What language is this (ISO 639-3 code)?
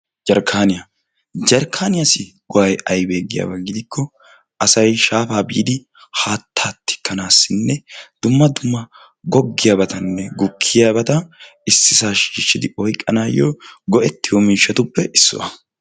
wal